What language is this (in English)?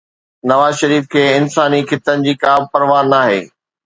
Sindhi